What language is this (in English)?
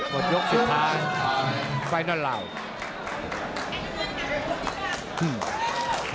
Thai